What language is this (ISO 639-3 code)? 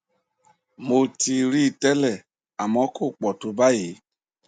yor